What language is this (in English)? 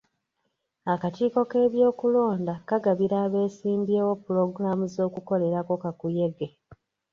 Ganda